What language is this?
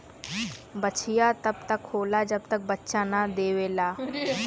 Bhojpuri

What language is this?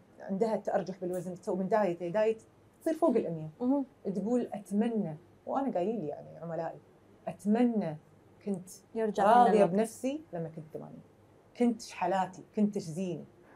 Arabic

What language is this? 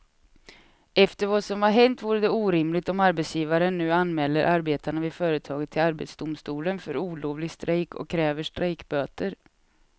Swedish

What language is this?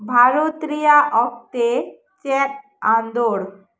Santali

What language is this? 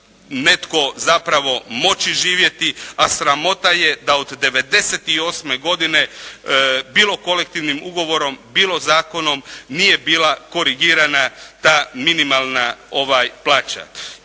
Croatian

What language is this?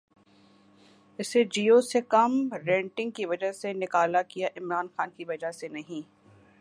Urdu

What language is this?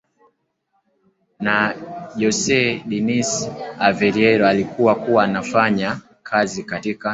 Swahili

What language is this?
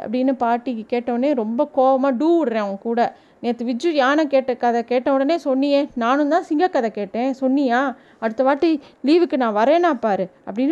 Tamil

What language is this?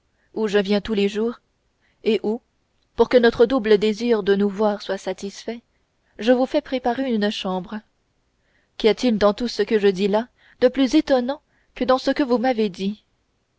French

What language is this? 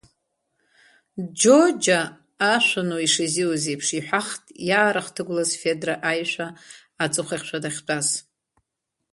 Abkhazian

